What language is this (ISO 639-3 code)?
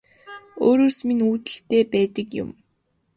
mon